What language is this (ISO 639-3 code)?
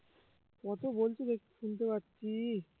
ben